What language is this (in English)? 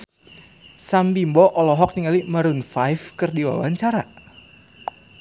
Sundanese